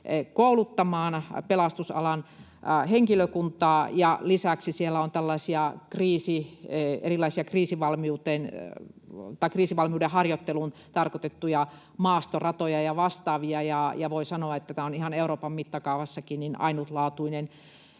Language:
Finnish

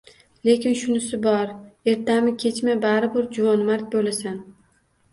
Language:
Uzbek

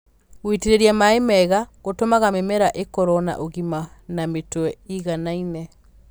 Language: Kikuyu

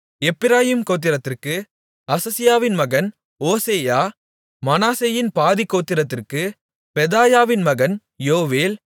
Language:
Tamil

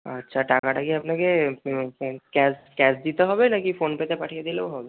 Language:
Bangla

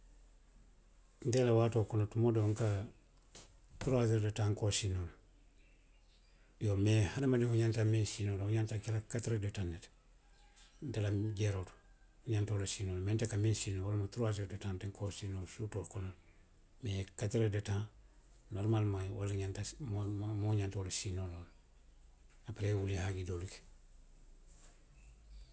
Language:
Western Maninkakan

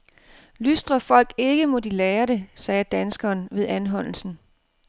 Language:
Danish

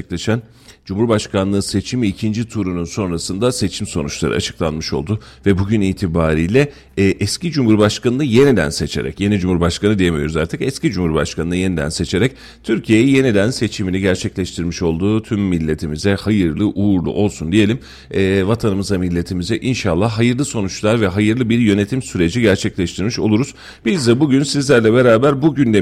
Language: Turkish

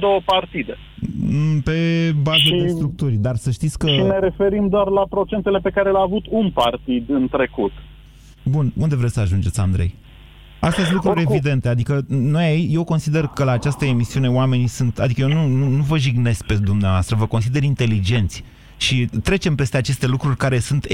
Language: Romanian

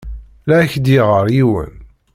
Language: Kabyle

